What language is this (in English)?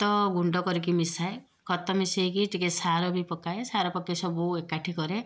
Odia